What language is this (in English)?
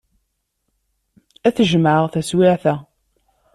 Kabyle